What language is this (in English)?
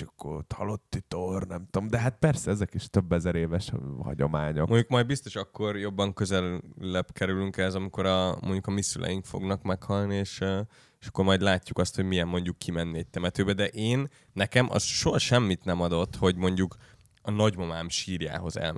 Hungarian